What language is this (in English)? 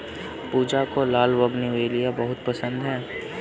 Hindi